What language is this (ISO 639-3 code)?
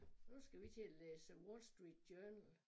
dan